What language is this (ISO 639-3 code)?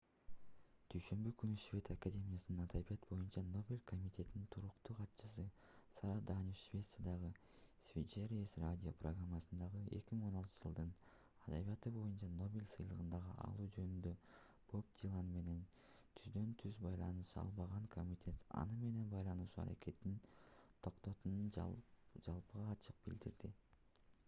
kir